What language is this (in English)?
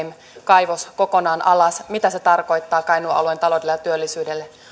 Finnish